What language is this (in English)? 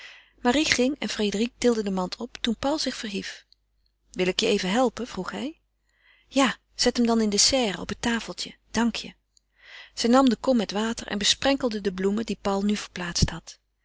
Dutch